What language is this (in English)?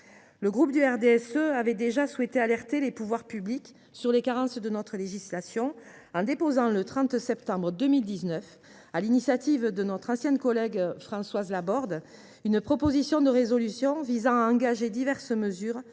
French